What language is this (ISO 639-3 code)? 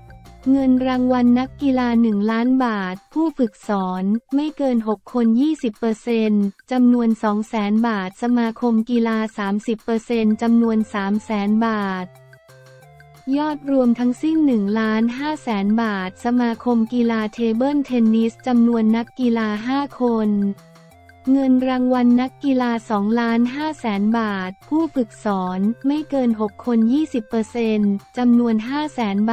tha